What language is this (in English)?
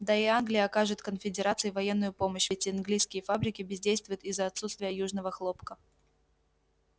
Russian